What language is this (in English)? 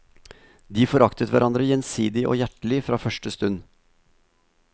Norwegian